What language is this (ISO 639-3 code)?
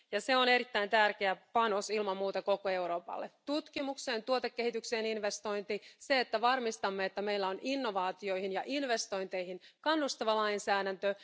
fin